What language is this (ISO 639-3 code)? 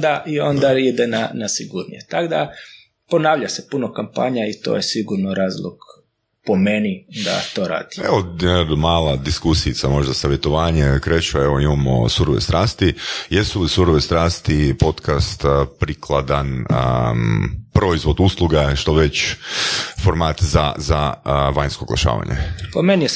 hrv